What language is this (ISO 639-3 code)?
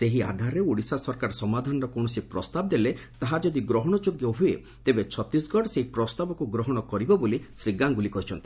ori